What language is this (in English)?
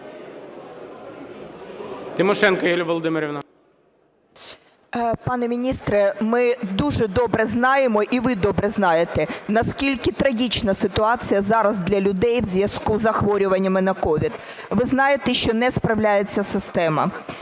Ukrainian